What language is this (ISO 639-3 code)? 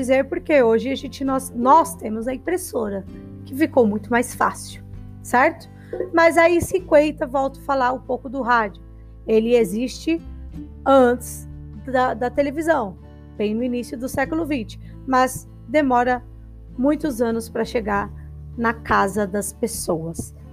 por